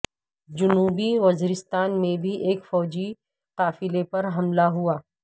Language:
Urdu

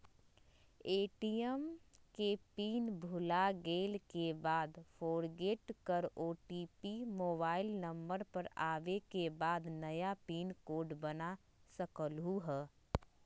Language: Magahi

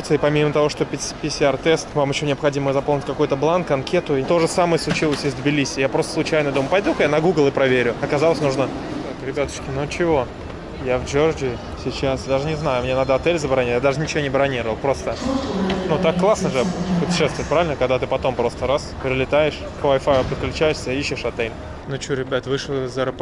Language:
Russian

